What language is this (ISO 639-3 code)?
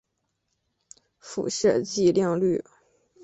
zho